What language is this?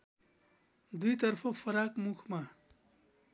Nepali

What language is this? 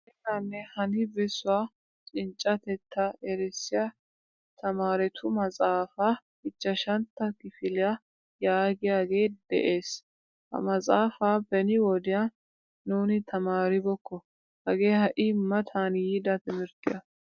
Wolaytta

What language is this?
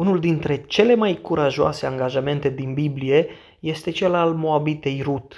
Romanian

